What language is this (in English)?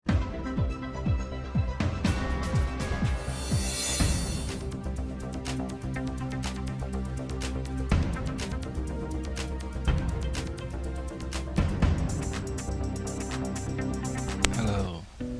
Vietnamese